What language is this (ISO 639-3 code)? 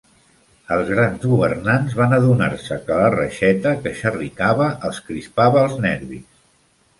cat